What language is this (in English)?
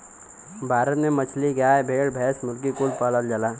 Bhojpuri